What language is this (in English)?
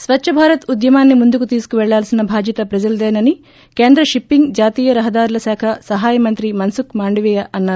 Telugu